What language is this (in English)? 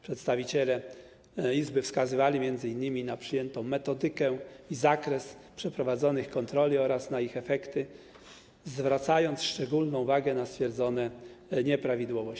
Polish